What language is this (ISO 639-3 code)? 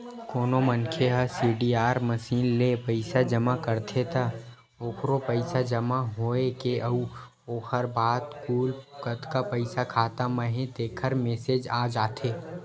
hne